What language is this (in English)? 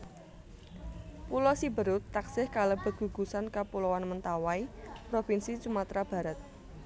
Javanese